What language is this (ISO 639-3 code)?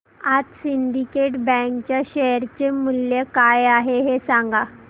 mar